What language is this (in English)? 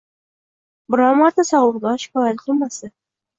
Uzbek